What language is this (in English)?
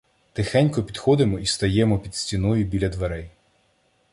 Ukrainian